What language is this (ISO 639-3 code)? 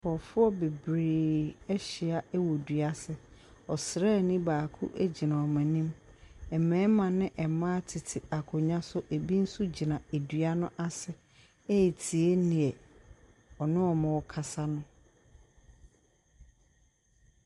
aka